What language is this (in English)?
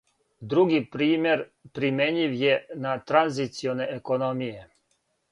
Serbian